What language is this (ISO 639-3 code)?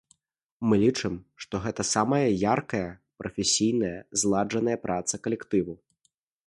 bel